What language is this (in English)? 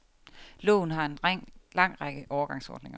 Danish